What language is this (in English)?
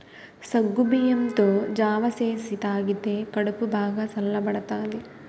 Telugu